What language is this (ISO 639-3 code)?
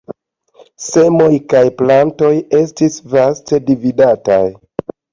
epo